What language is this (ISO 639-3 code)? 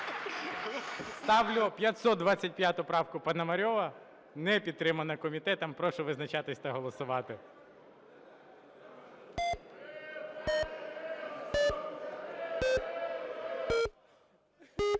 ukr